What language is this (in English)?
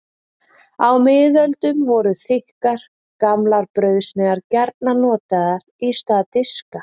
Icelandic